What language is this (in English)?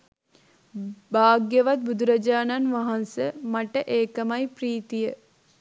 Sinhala